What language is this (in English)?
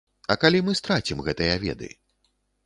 Belarusian